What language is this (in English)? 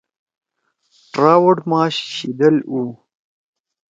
Torwali